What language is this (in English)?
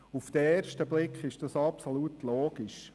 Swiss German